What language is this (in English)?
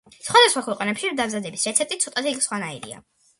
Georgian